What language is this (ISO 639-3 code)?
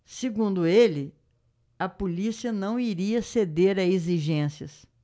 por